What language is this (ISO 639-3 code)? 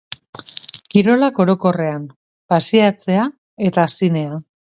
eus